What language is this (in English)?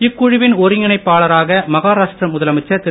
Tamil